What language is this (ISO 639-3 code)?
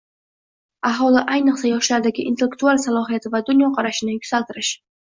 uzb